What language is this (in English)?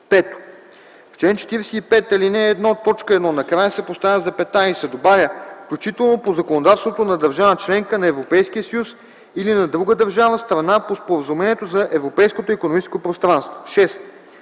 Bulgarian